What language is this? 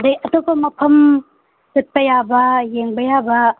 Manipuri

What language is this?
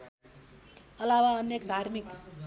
Nepali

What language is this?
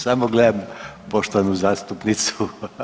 Croatian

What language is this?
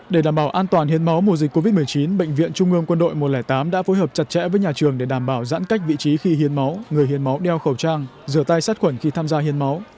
Vietnamese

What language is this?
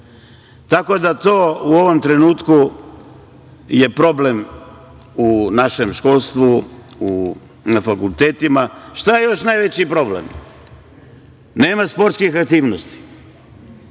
Serbian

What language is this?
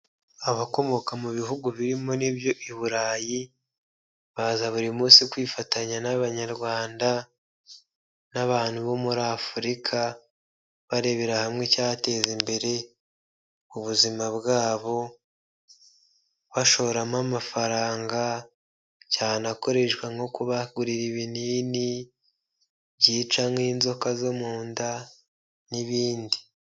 Kinyarwanda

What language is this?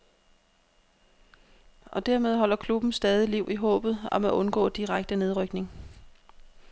Danish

